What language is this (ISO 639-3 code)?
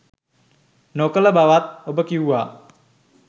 sin